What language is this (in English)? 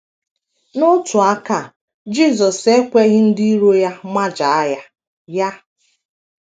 Igbo